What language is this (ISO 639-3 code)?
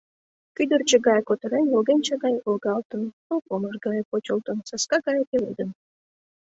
chm